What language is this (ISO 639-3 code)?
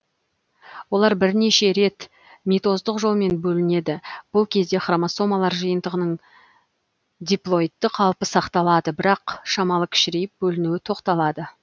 kaz